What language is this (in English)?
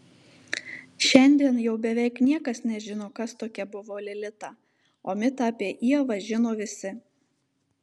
Lithuanian